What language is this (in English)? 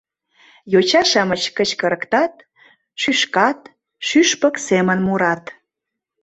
Mari